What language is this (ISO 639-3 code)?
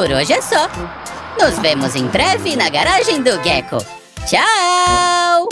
por